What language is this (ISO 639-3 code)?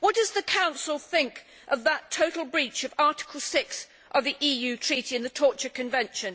eng